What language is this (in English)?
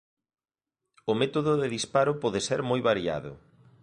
Galician